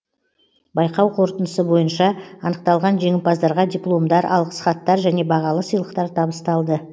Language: Kazakh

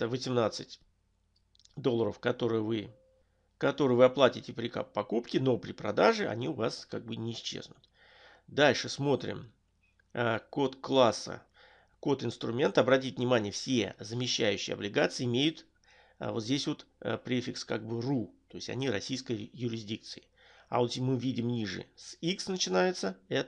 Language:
Russian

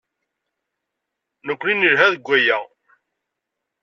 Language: Kabyle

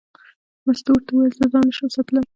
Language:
Pashto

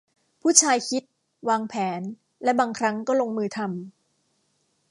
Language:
Thai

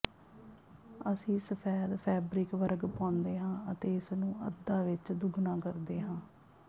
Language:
Punjabi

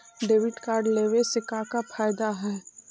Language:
Magahi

